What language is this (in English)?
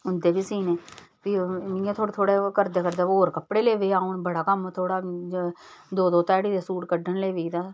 Dogri